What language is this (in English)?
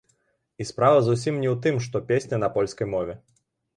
Belarusian